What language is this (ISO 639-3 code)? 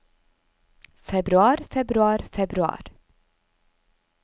nor